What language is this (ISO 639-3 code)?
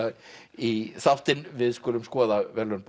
isl